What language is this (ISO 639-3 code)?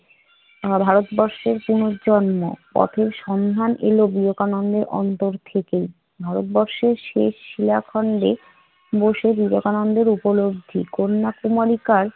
ben